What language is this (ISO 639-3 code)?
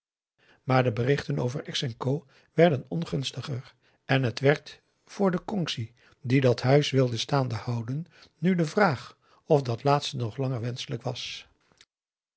nld